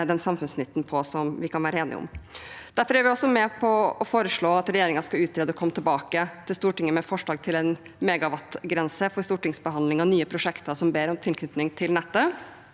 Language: Norwegian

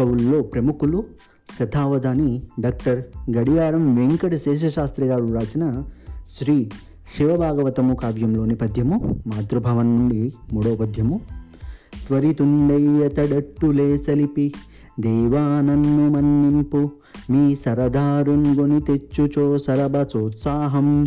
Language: Telugu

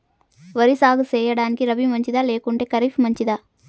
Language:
Telugu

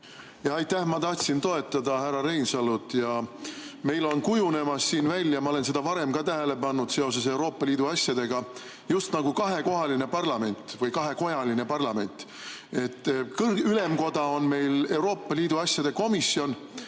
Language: Estonian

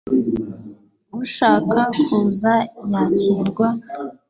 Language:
Kinyarwanda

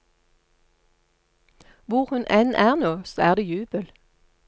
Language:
Norwegian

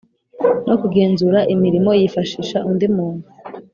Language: Kinyarwanda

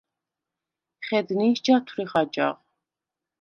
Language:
Svan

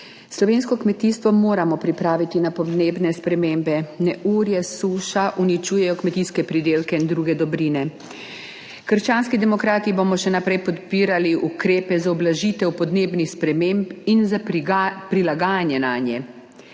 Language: Slovenian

